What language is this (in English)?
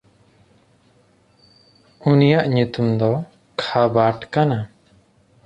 Santali